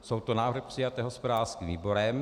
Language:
Czech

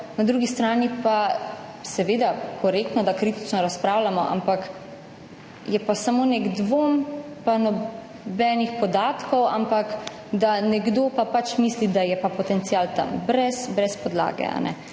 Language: Slovenian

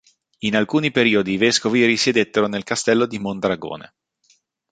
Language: Italian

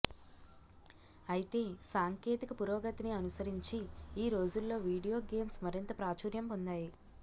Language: Telugu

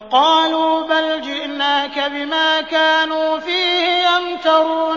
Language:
Arabic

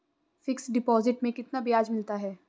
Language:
Hindi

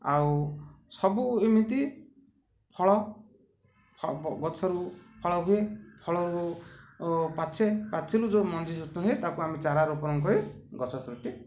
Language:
Odia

